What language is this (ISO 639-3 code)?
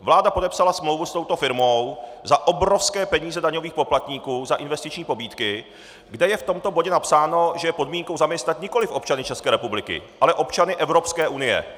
ces